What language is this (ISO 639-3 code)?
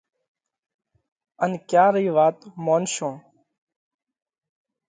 kvx